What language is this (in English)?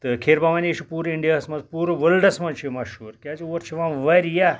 Kashmiri